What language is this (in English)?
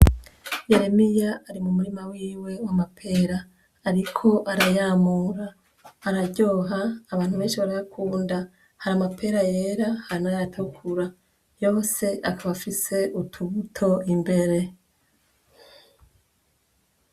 Rundi